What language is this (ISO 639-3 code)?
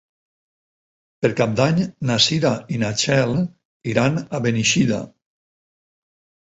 cat